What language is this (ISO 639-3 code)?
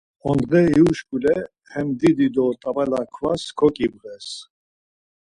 lzz